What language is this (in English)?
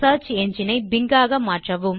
Tamil